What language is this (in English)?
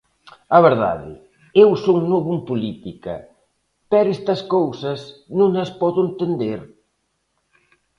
Galician